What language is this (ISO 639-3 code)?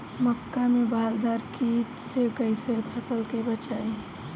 bho